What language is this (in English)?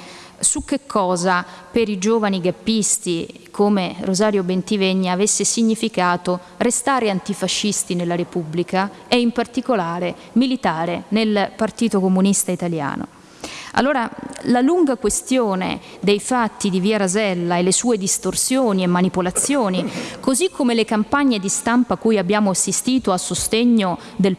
Italian